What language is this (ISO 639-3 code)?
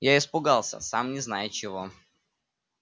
rus